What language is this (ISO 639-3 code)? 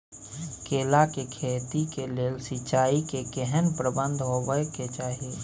mai